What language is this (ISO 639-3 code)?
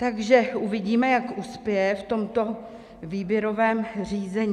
ces